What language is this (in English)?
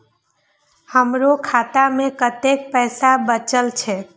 Maithili